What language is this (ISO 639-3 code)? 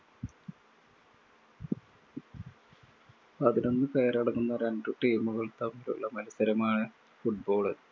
mal